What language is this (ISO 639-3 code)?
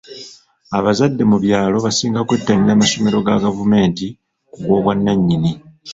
lug